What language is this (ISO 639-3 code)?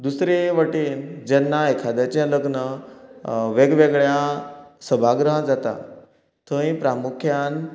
kok